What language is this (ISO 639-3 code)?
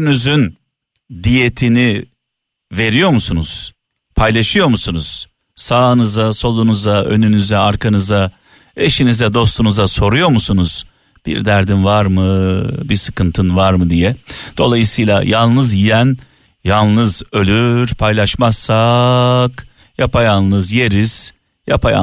tur